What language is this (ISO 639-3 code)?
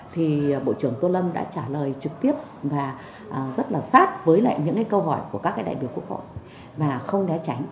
vie